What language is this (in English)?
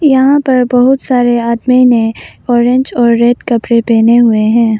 Hindi